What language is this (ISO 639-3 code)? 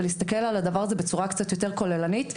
heb